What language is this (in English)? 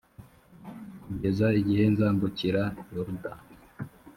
Kinyarwanda